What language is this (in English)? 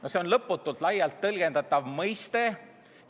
Estonian